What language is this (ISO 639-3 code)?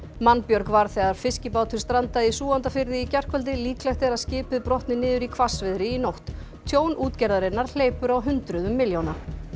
isl